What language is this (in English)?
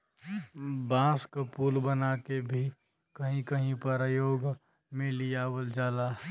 Bhojpuri